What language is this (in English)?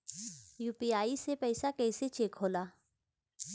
Bhojpuri